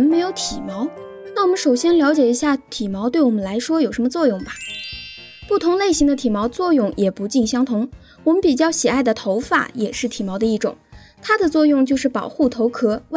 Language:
Chinese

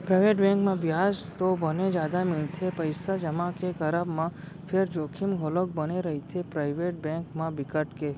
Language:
Chhattisgarhi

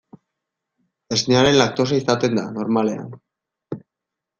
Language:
Basque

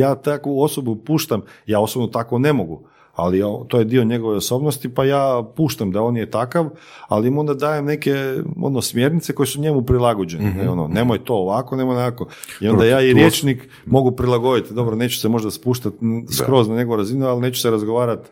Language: Croatian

